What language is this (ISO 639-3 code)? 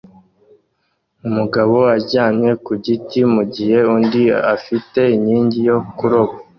kin